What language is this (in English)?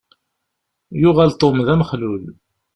Kabyle